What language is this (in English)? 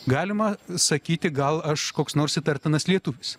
Lithuanian